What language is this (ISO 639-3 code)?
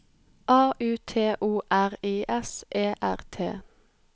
nor